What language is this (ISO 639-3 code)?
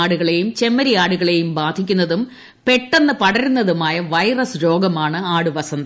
mal